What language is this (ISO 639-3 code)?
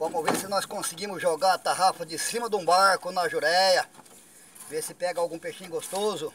por